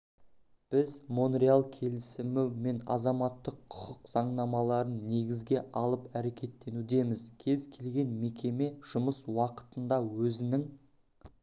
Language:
Kazakh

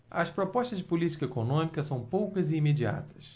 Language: Portuguese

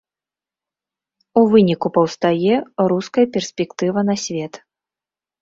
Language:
Belarusian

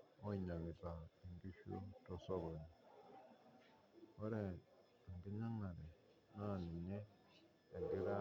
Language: Masai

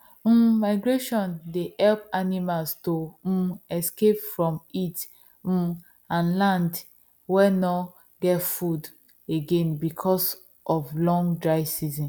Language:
Nigerian Pidgin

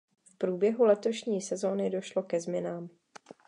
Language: Czech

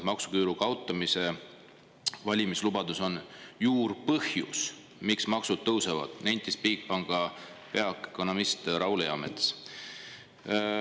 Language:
Estonian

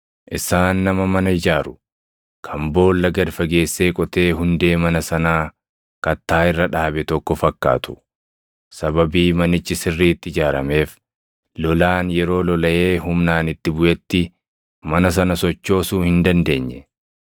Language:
Oromo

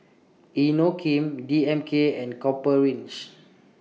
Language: English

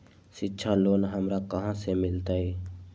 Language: Magahi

